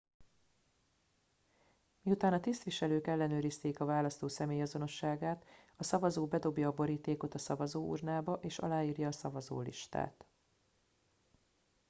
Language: Hungarian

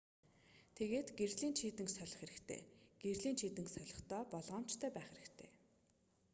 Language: Mongolian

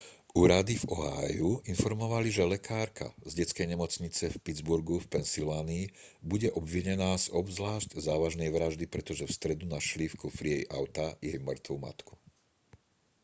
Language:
Slovak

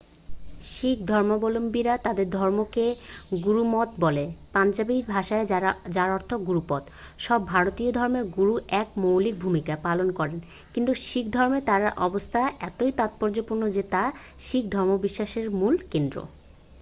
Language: Bangla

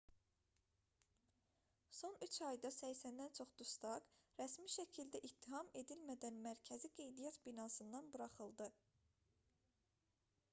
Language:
Azerbaijani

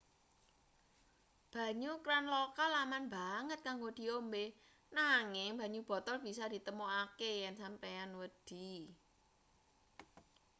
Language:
Javanese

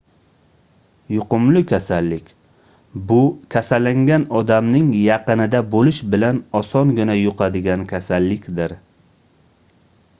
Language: Uzbek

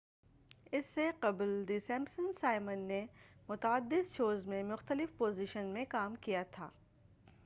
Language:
Urdu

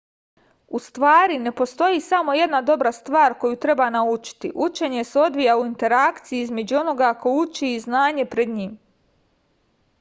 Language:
Serbian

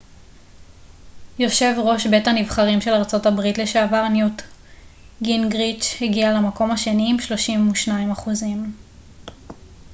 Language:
Hebrew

